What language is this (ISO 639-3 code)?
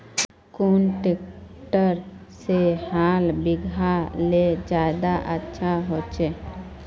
mag